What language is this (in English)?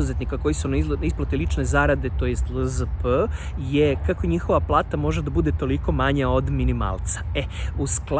Serbian